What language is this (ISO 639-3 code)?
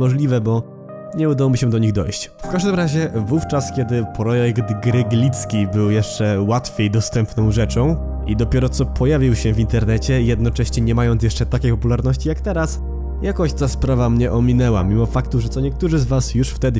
pol